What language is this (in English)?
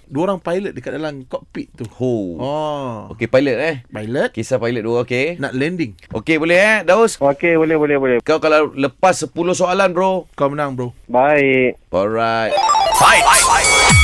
Malay